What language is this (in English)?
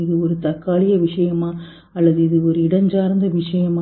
Tamil